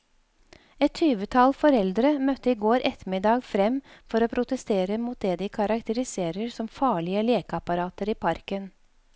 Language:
Norwegian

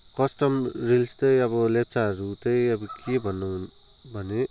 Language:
Nepali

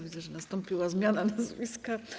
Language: Polish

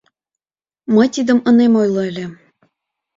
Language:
Mari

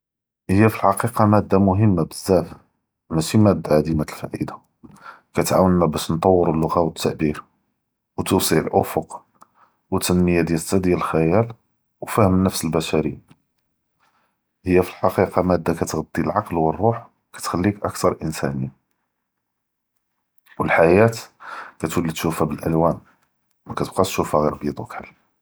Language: Judeo-Arabic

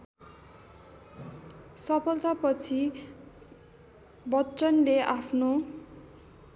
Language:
Nepali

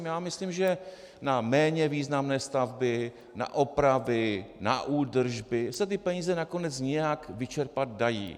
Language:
Czech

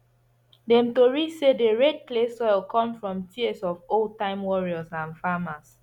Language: Nigerian Pidgin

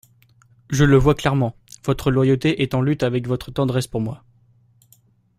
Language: French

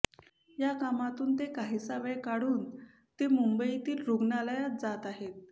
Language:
Marathi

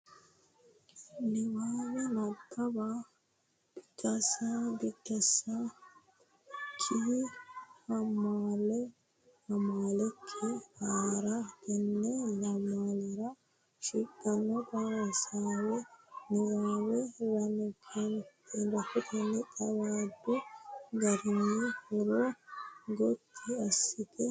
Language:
Sidamo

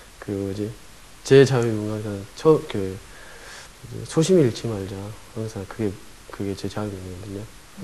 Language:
Korean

